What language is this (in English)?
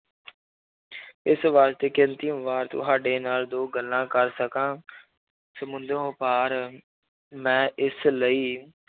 Punjabi